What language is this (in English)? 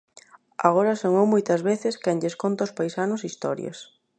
Galician